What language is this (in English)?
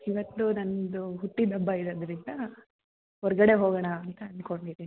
Kannada